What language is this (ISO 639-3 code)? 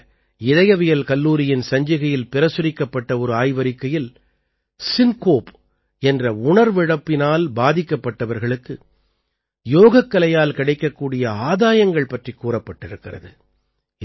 tam